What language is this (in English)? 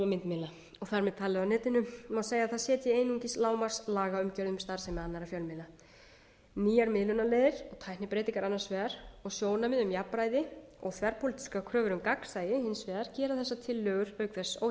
Icelandic